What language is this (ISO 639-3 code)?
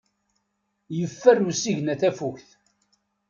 kab